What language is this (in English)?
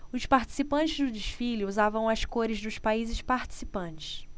Portuguese